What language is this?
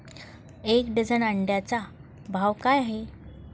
Marathi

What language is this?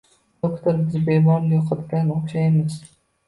Uzbek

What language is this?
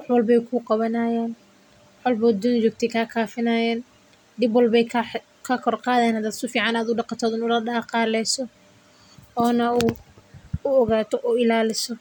Somali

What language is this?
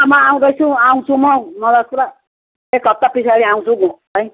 Nepali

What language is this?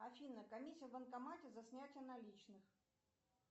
Russian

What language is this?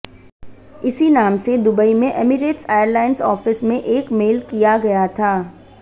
Hindi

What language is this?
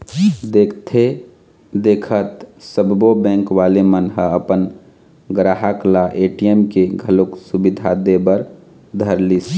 Chhattisgarhi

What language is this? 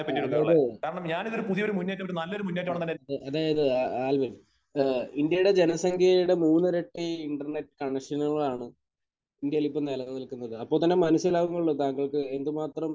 Malayalam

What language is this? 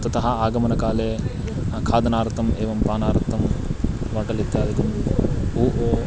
Sanskrit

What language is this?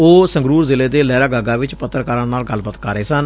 Punjabi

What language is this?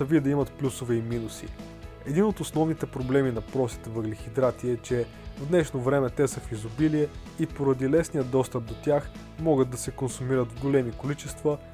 Bulgarian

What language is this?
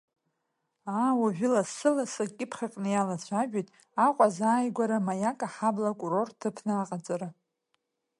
Abkhazian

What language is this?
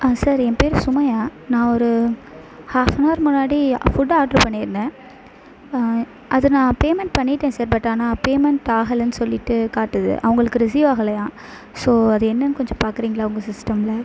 Tamil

